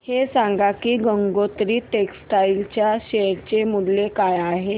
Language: Marathi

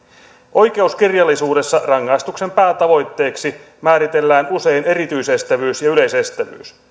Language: Finnish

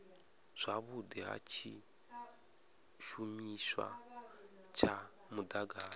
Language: Venda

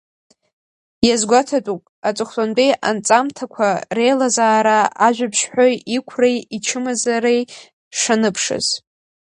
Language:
Abkhazian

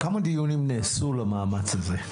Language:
Hebrew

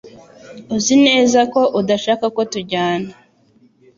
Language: Kinyarwanda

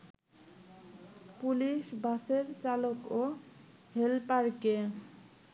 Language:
Bangla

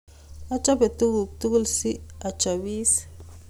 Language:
Kalenjin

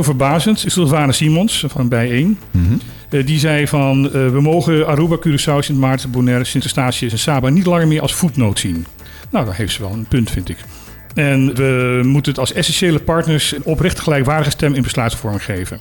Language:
Dutch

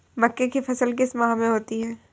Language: Hindi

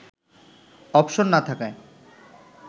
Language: Bangla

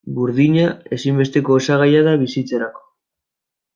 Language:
Basque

